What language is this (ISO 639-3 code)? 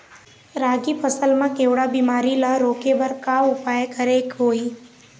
hne